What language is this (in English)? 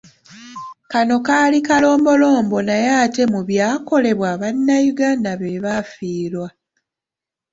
Ganda